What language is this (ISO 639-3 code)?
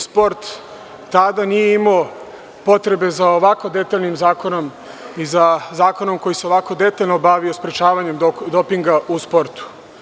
srp